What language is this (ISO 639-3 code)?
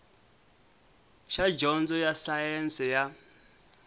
tso